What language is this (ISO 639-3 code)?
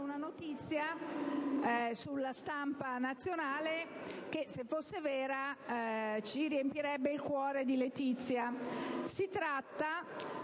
ita